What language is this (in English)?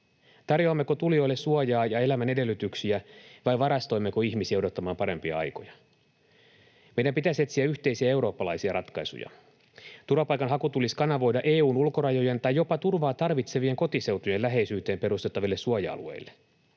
Finnish